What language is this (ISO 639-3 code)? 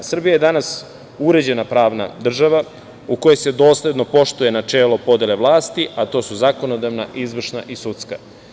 srp